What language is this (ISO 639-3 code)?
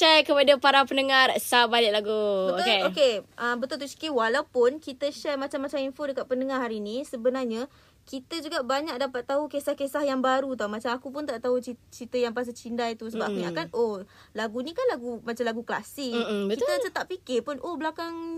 msa